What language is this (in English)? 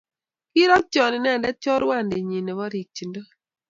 Kalenjin